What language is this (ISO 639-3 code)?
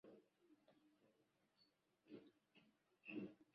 swa